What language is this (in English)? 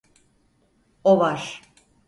Turkish